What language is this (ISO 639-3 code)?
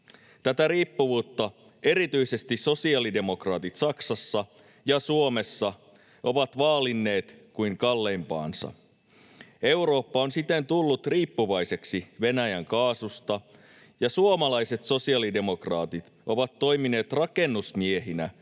fin